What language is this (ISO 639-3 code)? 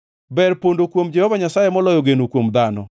luo